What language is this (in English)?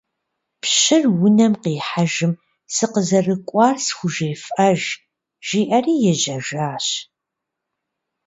Kabardian